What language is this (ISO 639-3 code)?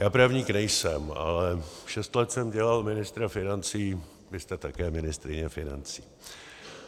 ces